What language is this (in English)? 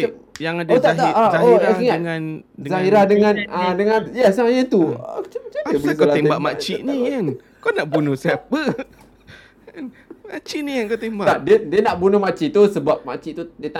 Malay